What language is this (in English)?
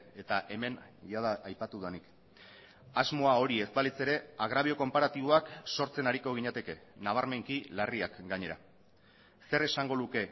Basque